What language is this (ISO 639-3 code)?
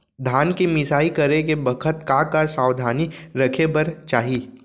hne